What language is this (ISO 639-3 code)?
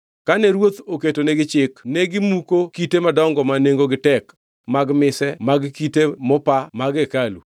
luo